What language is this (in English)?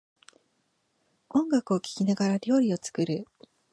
Japanese